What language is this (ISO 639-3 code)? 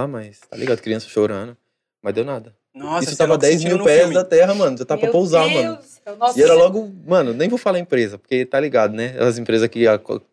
por